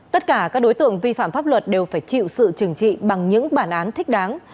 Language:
Vietnamese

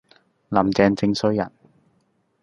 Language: Cantonese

